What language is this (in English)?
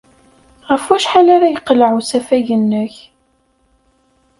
Kabyle